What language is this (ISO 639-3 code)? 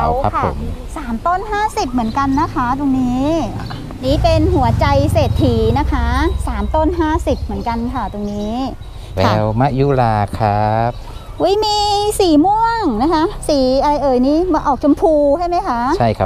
tha